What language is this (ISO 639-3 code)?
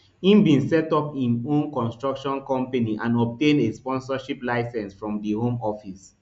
pcm